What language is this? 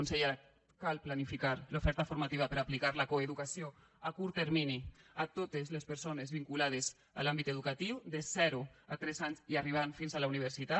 Catalan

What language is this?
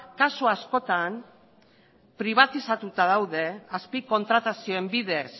Basque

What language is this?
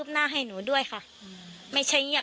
Thai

